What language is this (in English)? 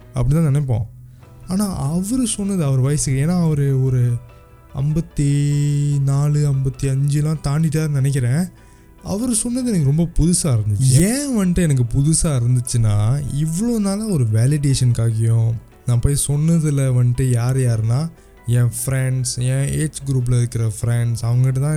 Tamil